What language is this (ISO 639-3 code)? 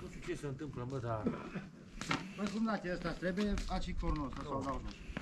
ron